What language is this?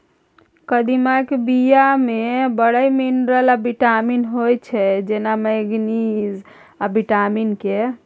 Maithili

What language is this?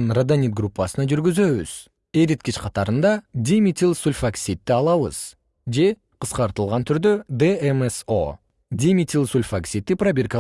Kyrgyz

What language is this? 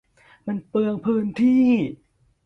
Thai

